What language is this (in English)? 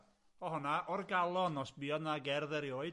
Welsh